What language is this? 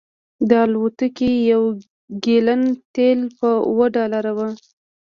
Pashto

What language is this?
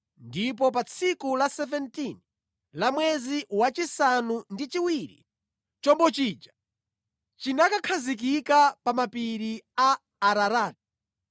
Nyanja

